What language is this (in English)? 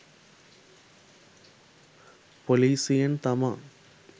Sinhala